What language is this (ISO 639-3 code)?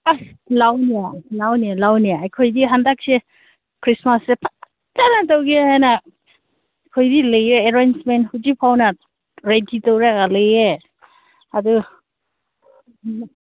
mni